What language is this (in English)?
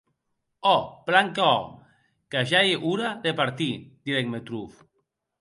Occitan